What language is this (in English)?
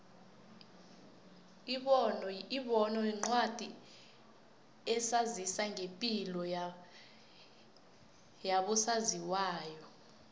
South Ndebele